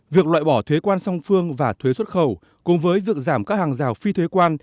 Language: Vietnamese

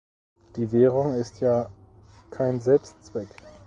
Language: German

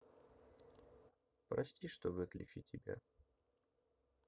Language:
Russian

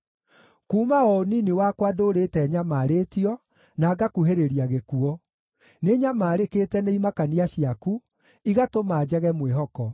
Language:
Kikuyu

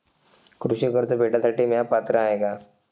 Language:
Marathi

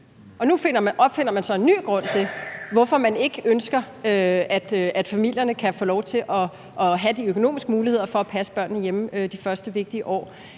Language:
Danish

